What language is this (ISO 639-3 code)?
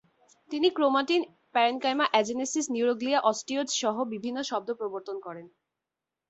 ben